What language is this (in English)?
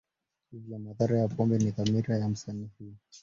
Swahili